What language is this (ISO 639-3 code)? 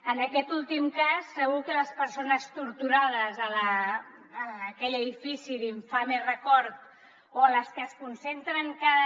cat